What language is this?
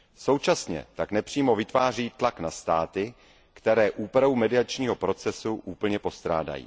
Czech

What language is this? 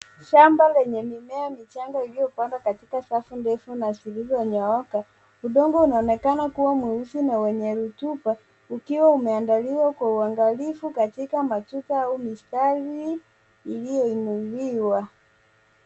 Swahili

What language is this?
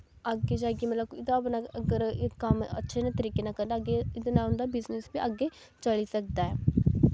Dogri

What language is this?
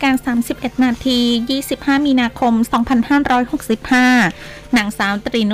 Thai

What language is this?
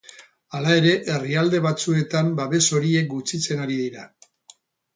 Basque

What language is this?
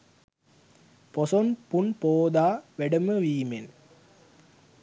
Sinhala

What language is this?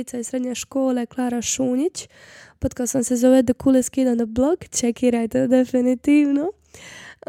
Croatian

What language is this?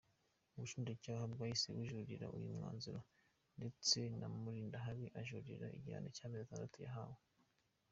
Kinyarwanda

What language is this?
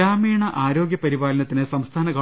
Malayalam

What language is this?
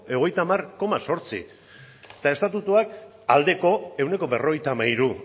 Basque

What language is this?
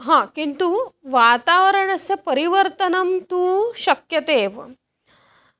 Sanskrit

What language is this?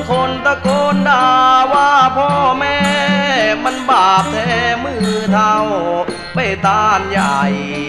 Thai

